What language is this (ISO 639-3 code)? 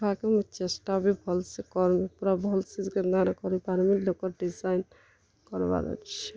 ori